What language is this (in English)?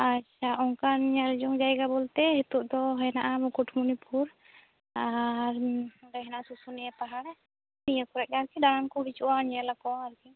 Santali